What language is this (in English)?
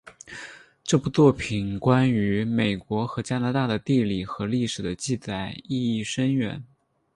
Chinese